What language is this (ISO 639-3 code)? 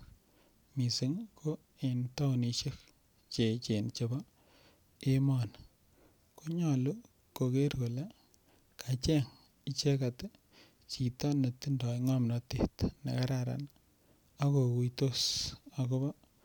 kln